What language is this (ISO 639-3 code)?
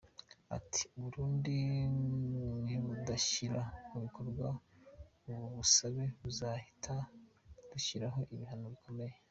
kin